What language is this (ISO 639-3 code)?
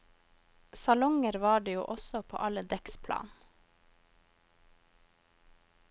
nor